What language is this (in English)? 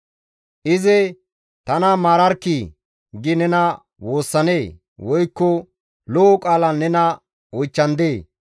Gamo